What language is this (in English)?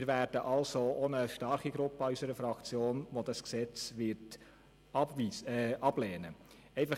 Swiss German